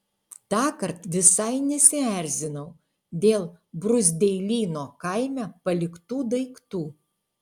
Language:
Lithuanian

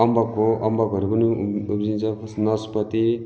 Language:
Nepali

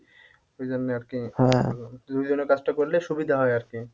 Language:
Bangla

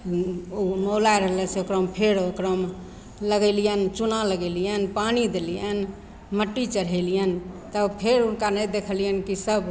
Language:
Maithili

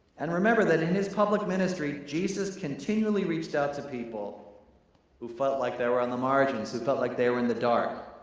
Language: English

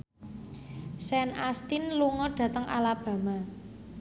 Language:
Javanese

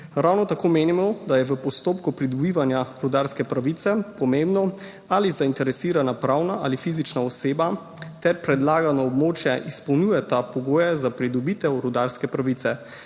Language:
Slovenian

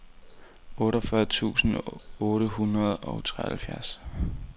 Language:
Danish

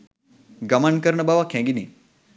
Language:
Sinhala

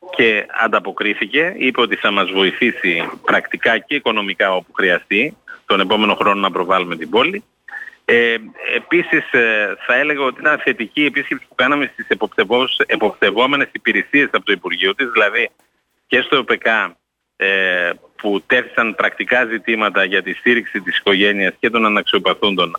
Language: Greek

